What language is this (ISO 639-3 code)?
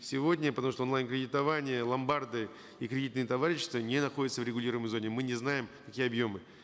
kaz